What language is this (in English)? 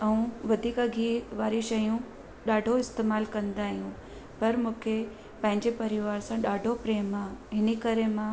Sindhi